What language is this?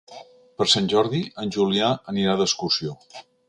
Catalan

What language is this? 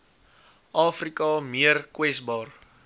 Afrikaans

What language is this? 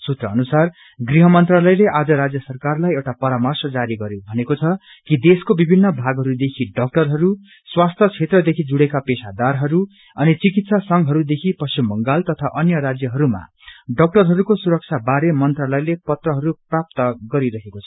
Nepali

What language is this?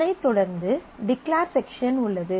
Tamil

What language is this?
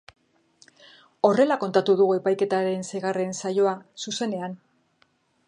Basque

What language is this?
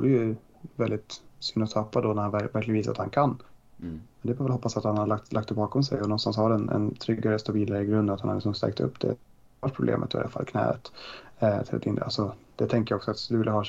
Swedish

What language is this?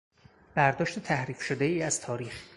Persian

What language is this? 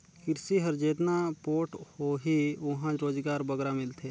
Chhattisgarhi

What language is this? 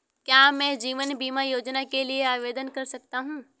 Hindi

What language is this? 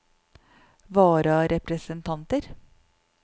Norwegian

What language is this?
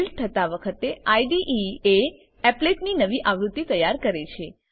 Gujarati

